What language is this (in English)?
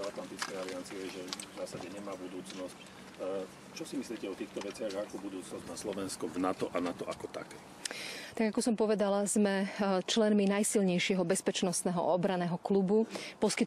Czech